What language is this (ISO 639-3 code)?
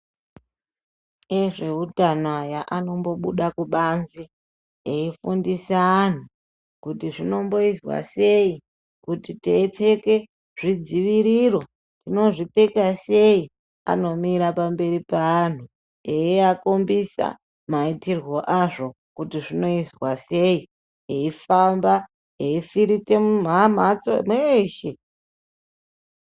ndc